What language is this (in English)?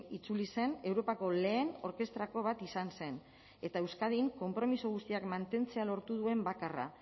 Basque